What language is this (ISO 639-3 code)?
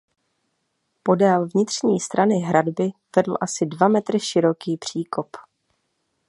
ces